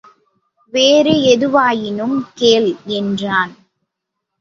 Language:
Tamil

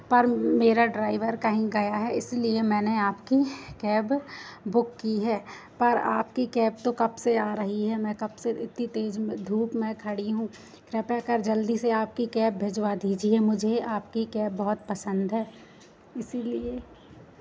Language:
Hindi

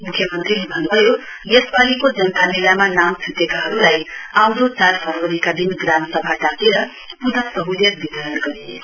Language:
Nepali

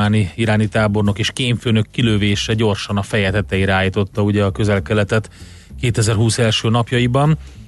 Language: Hungarian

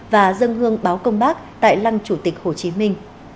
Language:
Vietnamese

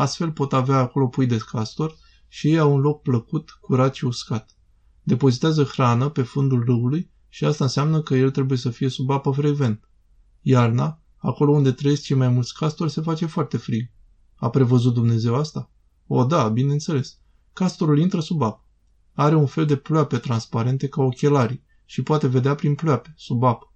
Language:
Romanian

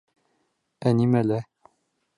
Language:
Bashkir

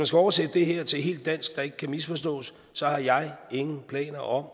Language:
Danish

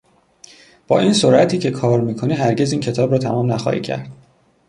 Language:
Persian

